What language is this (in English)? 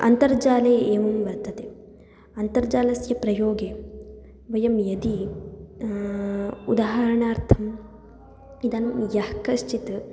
Sanskrit